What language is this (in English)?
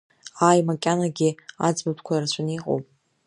Abkhazian